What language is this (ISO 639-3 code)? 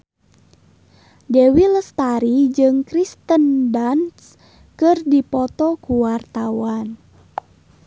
sun